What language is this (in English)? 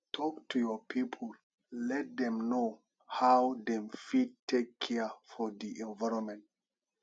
Nigerian Pidgin